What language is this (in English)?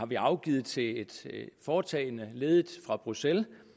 Danish